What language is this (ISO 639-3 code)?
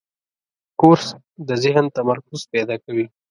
pus